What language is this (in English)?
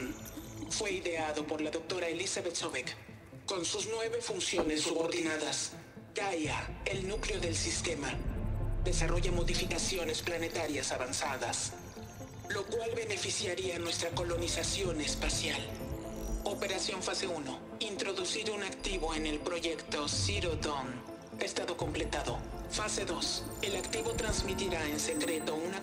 Spanish